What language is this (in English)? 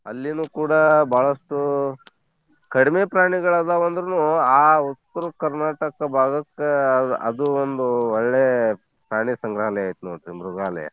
Kannada